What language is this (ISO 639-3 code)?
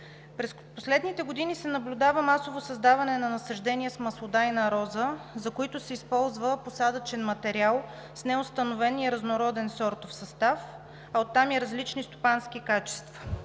bul